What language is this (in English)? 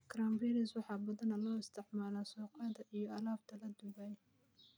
Somali